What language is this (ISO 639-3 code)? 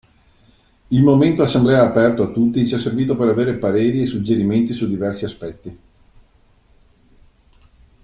ita